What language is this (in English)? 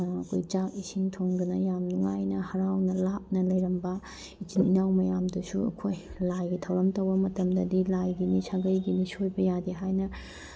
Manipuri